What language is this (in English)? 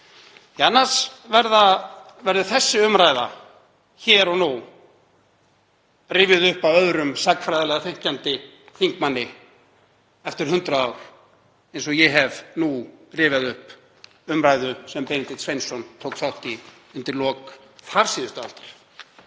Icelandic